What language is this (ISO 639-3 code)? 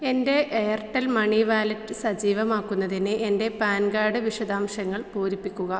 mal